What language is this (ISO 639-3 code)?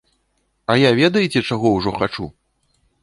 bel